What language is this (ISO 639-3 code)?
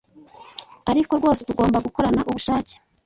kin